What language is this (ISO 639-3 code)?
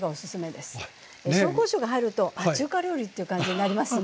jpn